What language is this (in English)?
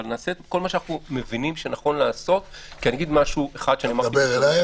Hebrew